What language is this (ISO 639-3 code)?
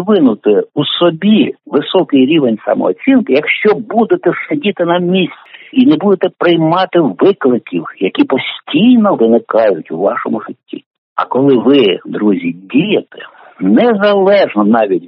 ukr